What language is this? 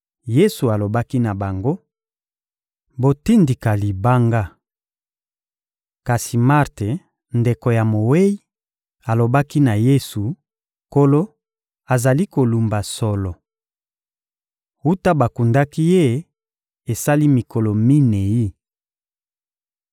Lingala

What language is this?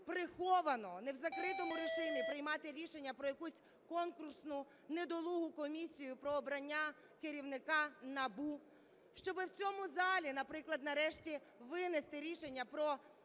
Ukrainian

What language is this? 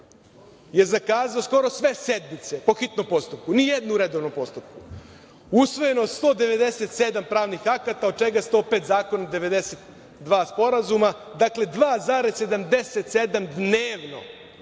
Serbian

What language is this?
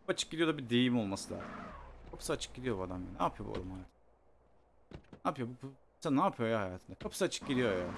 Turkish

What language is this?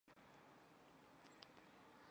Chinese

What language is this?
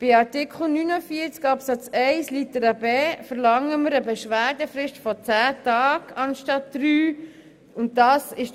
Swiss German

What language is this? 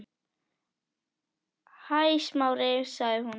Icelandic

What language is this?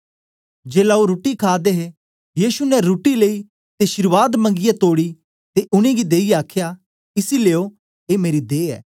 Dogri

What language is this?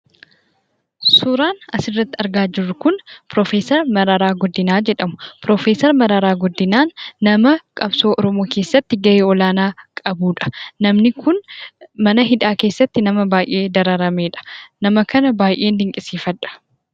Oromo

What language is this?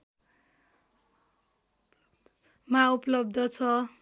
Nepali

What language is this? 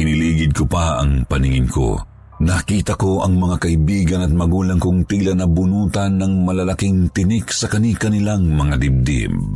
Filipino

